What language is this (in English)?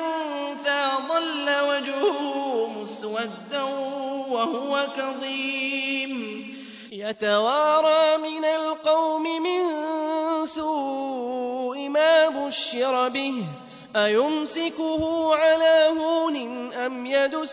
Arabic